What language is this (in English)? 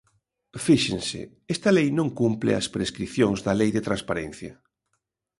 Galician